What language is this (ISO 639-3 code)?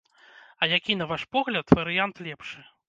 bel